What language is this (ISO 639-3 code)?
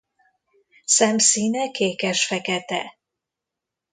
hun